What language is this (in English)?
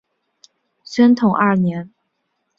Chinese